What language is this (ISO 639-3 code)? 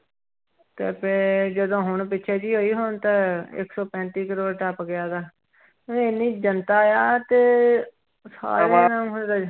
pan